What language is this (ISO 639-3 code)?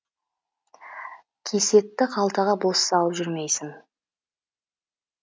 kaz